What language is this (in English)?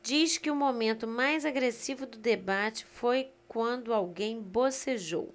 Portuguese